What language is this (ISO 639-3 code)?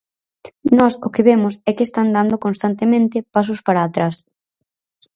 glg